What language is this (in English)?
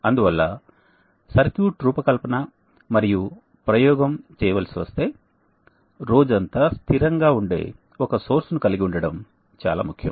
Telugu